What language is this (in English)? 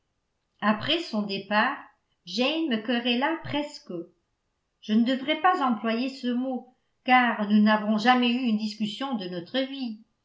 French